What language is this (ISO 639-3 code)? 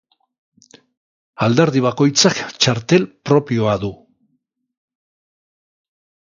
eus